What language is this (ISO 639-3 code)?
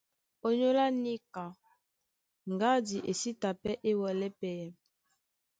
dua